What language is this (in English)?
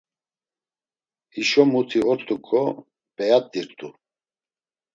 Laz